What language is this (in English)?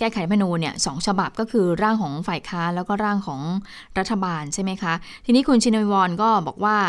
Thai